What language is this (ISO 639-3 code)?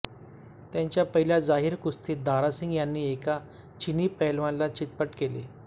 mar